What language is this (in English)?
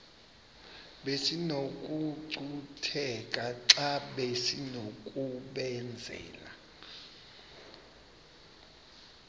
Xhosa